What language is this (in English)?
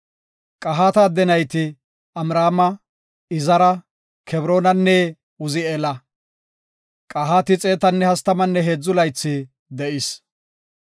Gofa